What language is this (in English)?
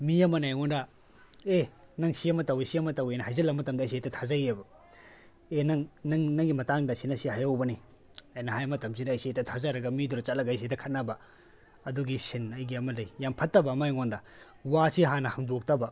Manipuri